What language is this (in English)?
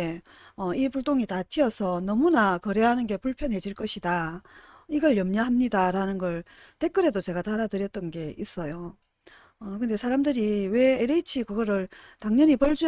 Korean